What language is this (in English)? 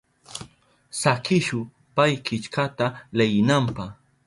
Southern Pastaza Quechua